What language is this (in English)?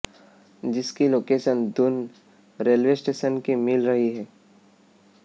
Hindi